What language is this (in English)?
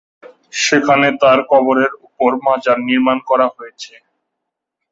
Bangla